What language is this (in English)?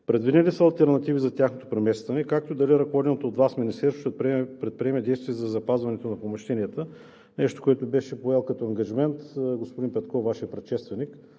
Bulgarian